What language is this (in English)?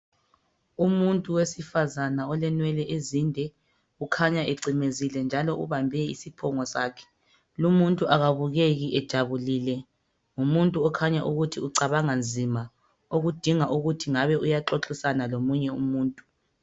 North Ndebele